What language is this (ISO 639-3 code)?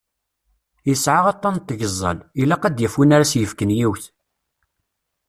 kab